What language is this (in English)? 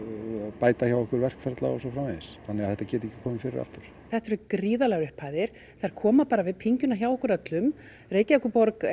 Icelandic